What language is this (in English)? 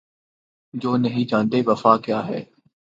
Urdu